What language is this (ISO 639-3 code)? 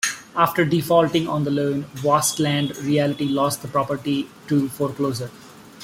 eng